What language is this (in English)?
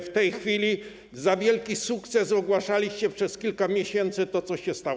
Polish